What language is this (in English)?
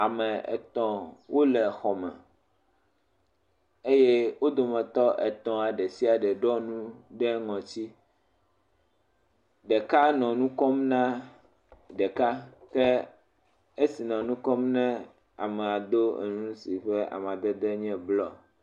Ewe